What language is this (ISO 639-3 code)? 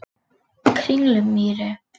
isl